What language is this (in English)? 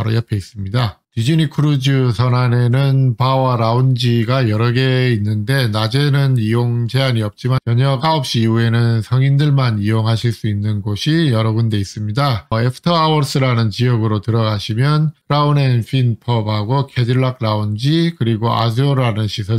Korean